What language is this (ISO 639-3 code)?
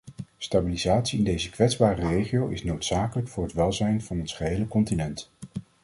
nld